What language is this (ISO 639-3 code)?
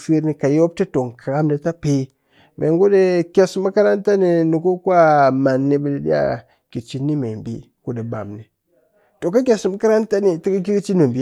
cky